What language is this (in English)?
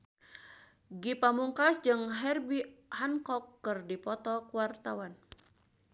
Sundanese